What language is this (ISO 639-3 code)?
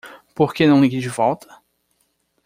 por